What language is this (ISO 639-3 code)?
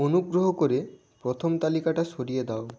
ben